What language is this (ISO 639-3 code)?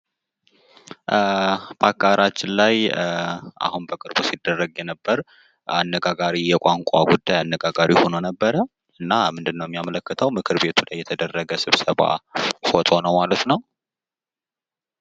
amh